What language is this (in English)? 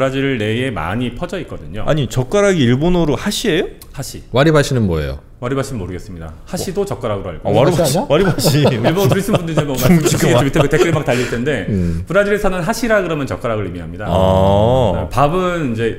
Korean